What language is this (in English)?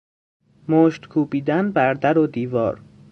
Persian